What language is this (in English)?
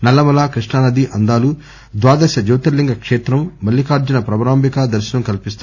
Telugu